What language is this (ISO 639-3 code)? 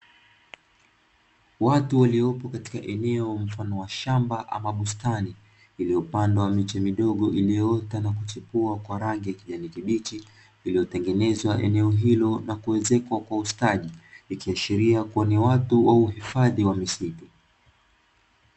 swa